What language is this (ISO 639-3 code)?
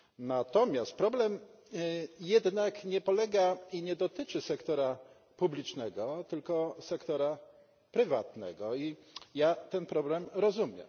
pol